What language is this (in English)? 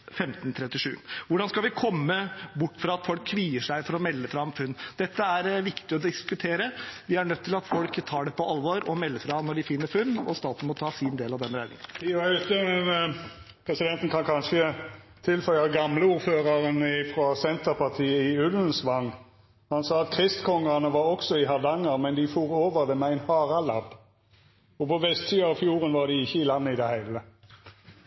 Norwegian